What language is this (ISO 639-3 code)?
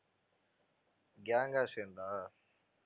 tam